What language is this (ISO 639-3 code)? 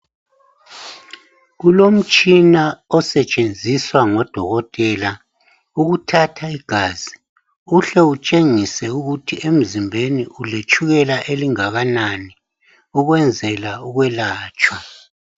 nde